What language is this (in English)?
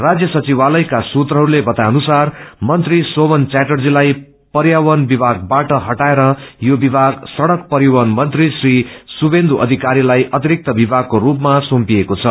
Nepali